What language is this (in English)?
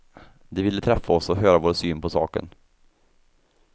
Swedish